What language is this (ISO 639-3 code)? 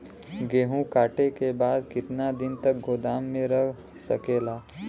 bho